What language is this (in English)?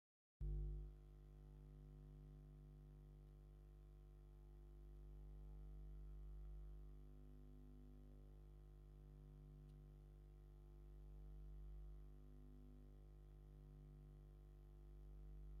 Tigrinya